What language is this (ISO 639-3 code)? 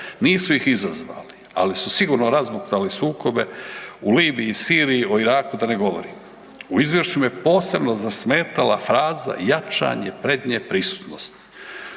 hrv